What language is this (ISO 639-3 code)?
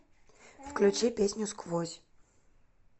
rus